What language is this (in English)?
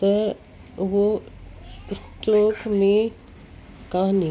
Sindhi